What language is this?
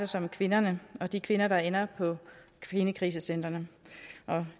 Danish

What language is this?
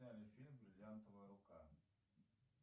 Russian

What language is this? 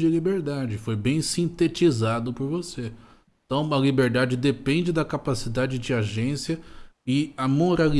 Portuguese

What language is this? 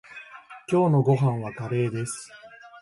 Japanese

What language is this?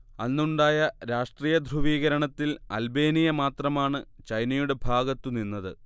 Malayalam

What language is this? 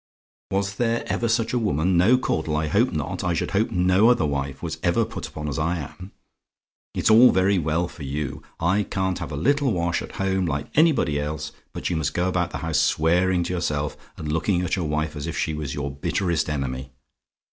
English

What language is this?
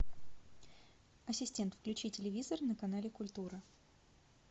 Russian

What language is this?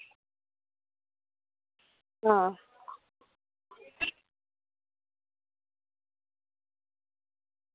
Dogri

